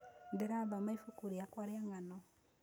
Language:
Kikuyu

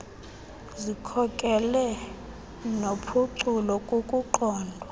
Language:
Xhosa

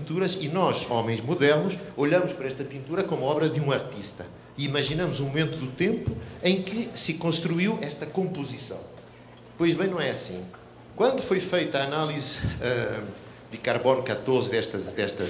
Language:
Portuguese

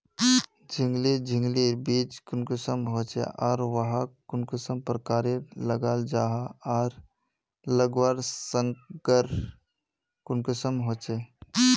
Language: Magahi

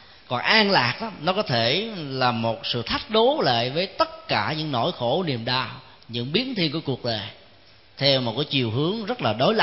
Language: Vietnamese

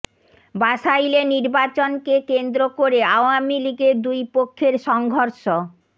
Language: Bangla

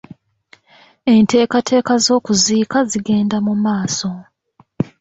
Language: Ganda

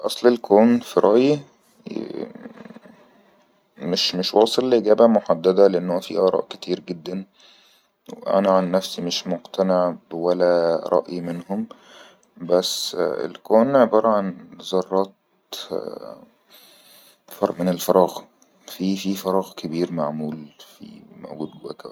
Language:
Egyptian Arabic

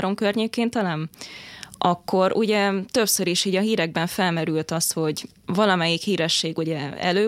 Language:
Hungarian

